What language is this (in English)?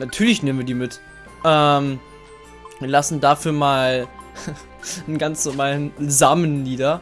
German